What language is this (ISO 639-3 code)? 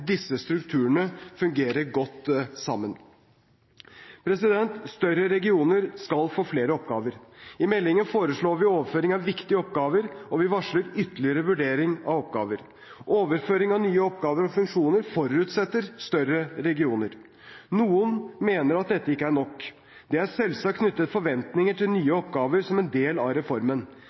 nob